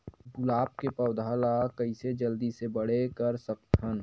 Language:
Chhattisgarhi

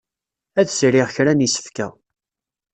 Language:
Kabyle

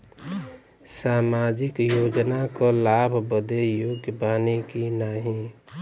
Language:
Bhojpuri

